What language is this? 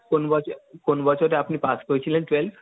Bangla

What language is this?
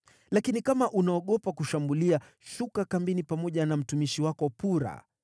Swahili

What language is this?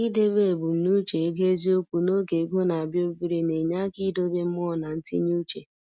Igbo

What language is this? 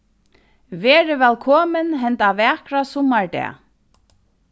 Faroese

